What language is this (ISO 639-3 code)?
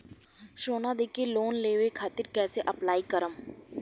bho